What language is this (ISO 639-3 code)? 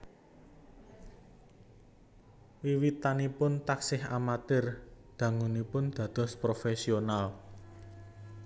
jav